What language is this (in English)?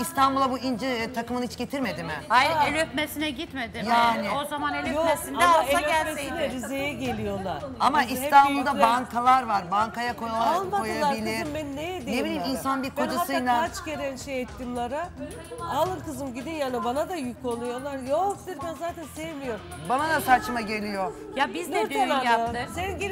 Turkish